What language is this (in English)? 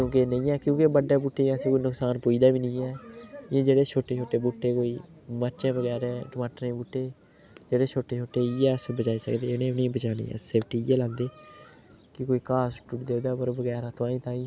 Dogri